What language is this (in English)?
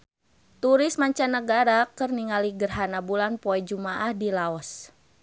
Sundanese